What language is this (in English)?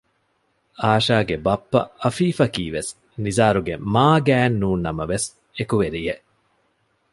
Divehi